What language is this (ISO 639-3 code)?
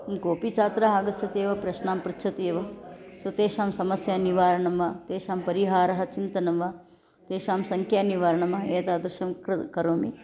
san